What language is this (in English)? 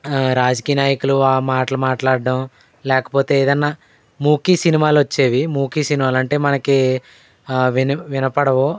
Telugu